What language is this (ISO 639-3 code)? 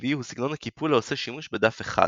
heb